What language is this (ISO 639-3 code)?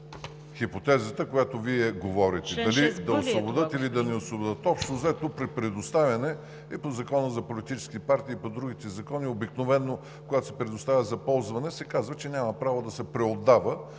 bul